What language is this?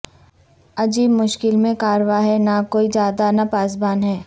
Urdu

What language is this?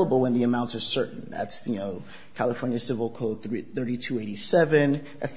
English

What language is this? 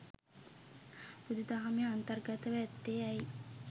Sinhala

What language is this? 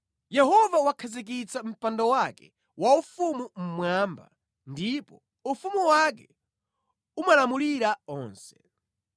Nyanja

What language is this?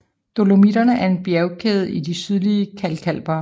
Danish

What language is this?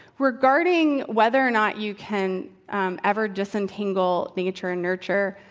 English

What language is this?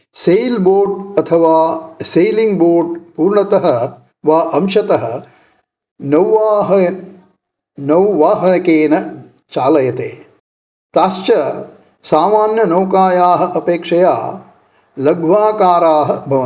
Sanskrit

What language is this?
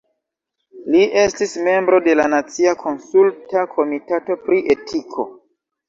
Esperanto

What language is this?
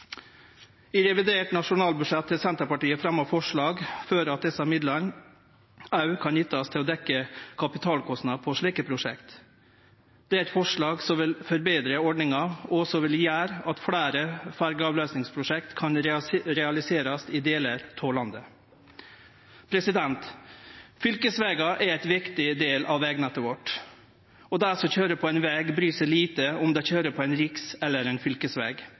Norwegian Nynorsk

